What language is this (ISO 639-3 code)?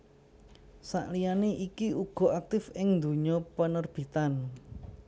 jav